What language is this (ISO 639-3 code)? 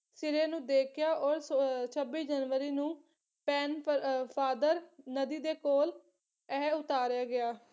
pan